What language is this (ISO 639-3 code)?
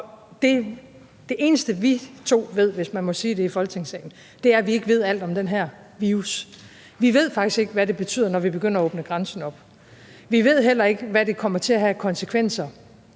dan